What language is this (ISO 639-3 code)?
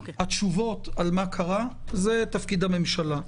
heb